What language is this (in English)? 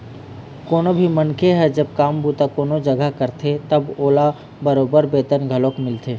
Chhattisgarhi